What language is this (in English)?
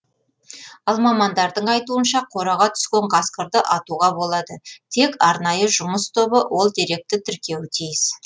Kazakh